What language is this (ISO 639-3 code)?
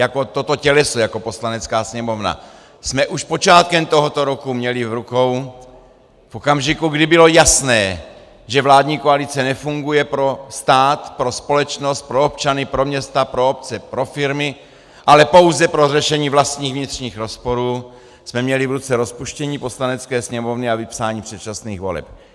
ces